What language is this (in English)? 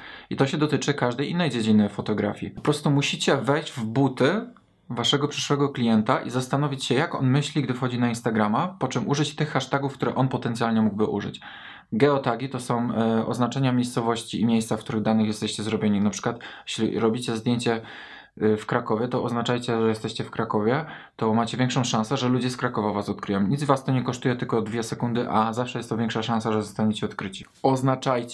Polish